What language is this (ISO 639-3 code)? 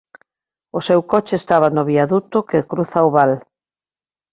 glg